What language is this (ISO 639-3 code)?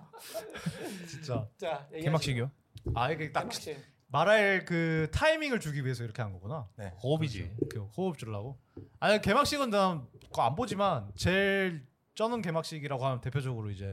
kor